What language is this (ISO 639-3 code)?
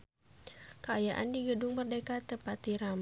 sun